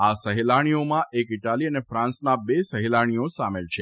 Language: Gujarati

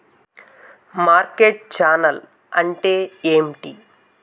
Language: Telugu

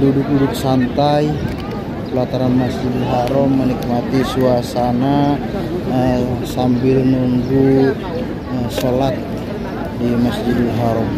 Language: Indonesian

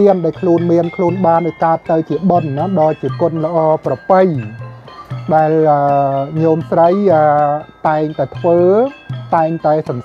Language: Thai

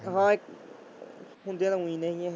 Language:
Punjabi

